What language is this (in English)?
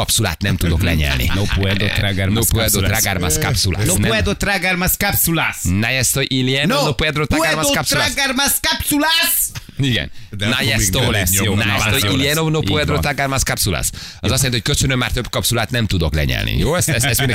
Hungarian